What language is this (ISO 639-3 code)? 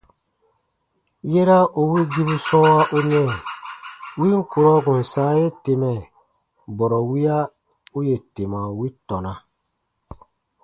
bba